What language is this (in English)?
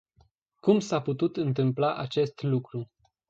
Romanian